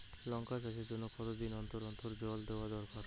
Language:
Bangla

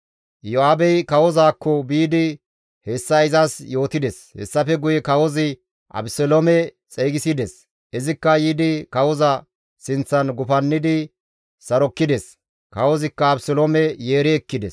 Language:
Gamo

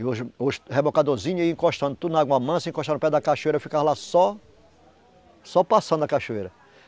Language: Portuguese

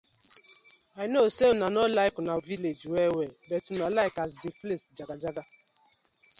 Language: Nigerian Pidgin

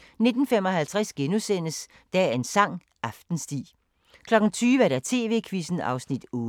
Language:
Danish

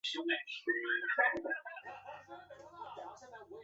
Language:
Chinese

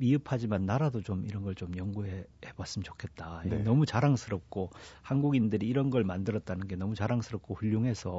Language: Korean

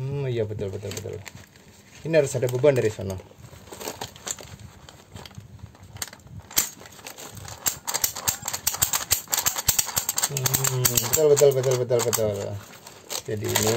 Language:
Indonesian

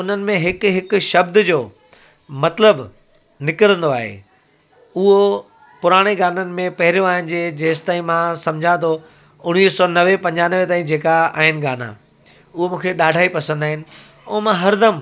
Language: Sindhi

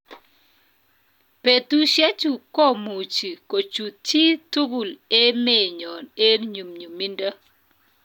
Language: Kalenjin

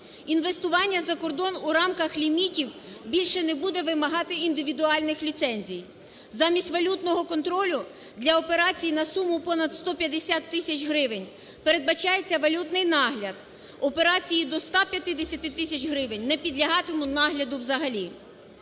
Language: Ukrainian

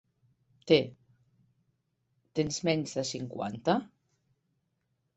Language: Catalan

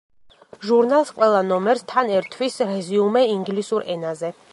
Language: Georgian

